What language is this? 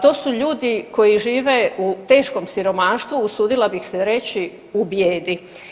Croatian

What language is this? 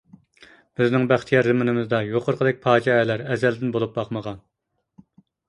Uyghur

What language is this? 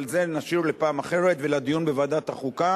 Hebrew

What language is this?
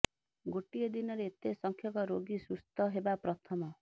Odia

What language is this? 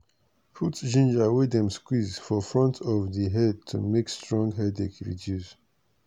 Nigerian Pidgin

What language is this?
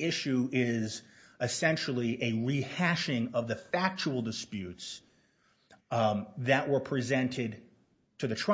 English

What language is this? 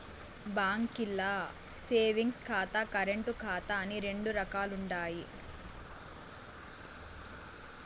Telugu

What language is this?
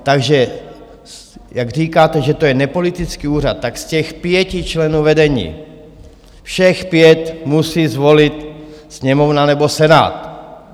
Czech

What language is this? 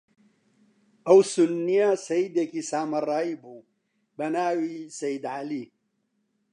Central Kurdish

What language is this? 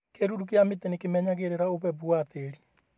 Kikuyu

